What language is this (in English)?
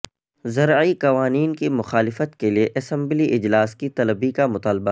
Urdu